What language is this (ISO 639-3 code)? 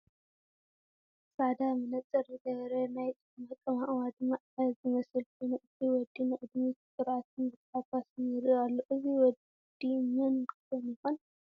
tir